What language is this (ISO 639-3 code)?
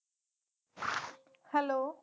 pan